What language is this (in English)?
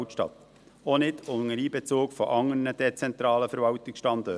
Swiss German